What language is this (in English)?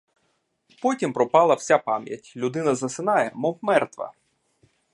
Ukrainian